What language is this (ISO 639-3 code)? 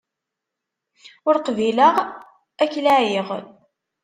kab